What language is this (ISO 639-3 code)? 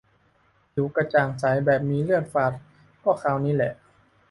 tha